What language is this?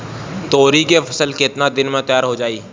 Bhojpuri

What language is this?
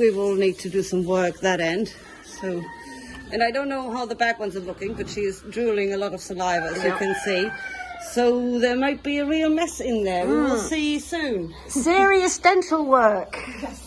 English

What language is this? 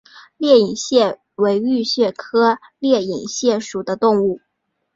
Chinese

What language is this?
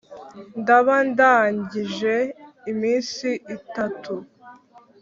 Kinyarwanda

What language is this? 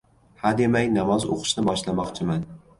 Uzbek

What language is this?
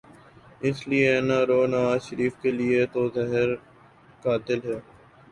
Urdu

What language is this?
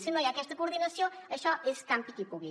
Catalan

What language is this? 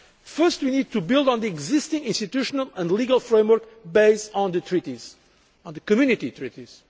English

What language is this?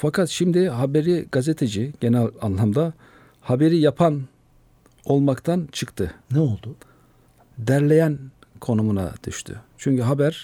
Turkish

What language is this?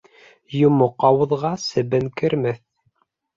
Bashkir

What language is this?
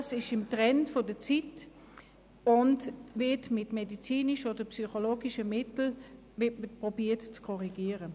Swiss German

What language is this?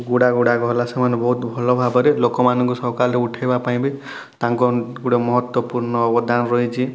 Odia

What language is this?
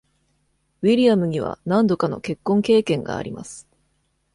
Japanese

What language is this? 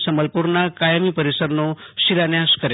Gujarati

